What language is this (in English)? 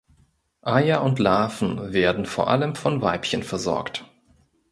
German